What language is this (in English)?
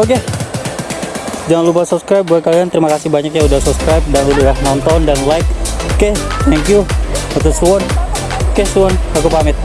Indonesian